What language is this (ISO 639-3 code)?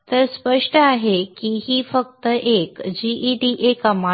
mar